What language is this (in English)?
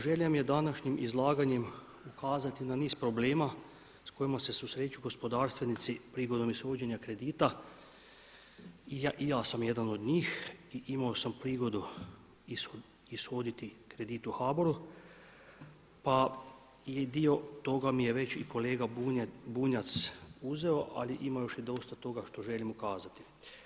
Croatian